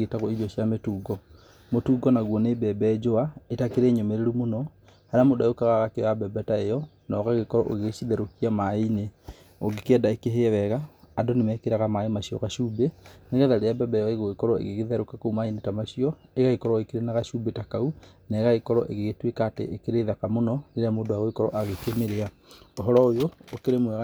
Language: Kikuyu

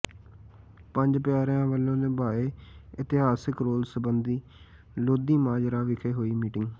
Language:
Punjabi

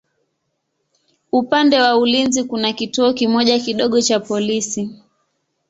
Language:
Swahili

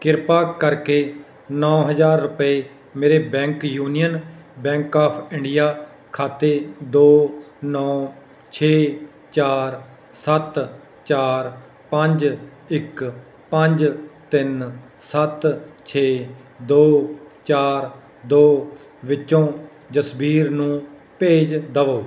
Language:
Punjabi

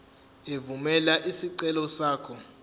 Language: Zulu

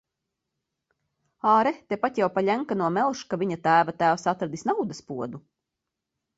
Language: Latvian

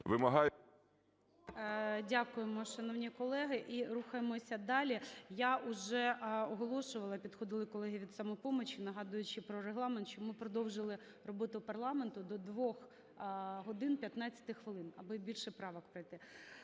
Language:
Ukrainian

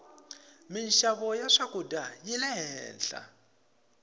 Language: Tsonga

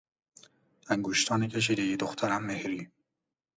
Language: Persian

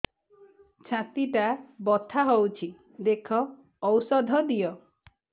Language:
Odia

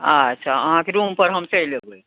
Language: Maithili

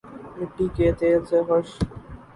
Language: Urdu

